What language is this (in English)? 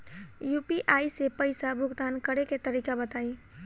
Bhojpuri